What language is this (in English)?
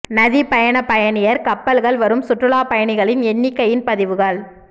Tamil